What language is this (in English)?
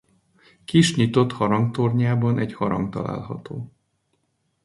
Hungarian